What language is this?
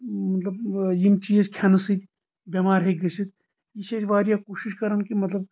Kashmiri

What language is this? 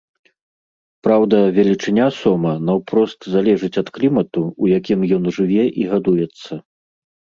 Belarusian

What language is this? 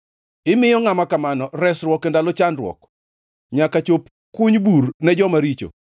Luo (Kenya and Tanzania)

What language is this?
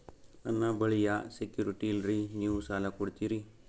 Kannada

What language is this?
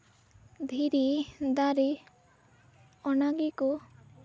Santali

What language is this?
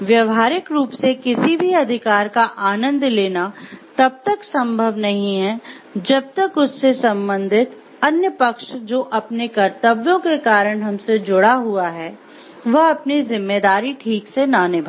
Hindi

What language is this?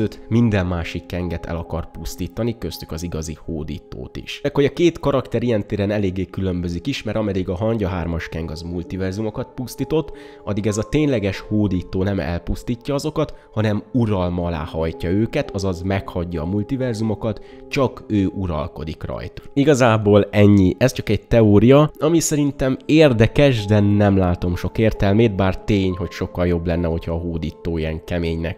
Hungarian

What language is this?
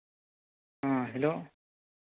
Santali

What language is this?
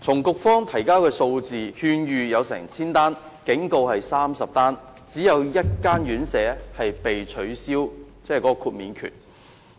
Cantonese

